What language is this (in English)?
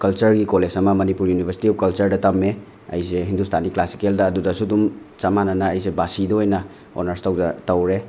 Manipuri